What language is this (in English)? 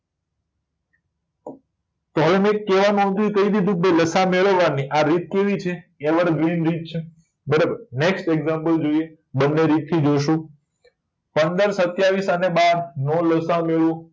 Gujarati